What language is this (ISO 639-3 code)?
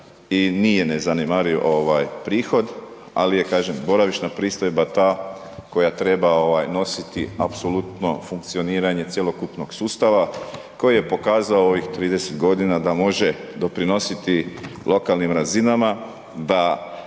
hrv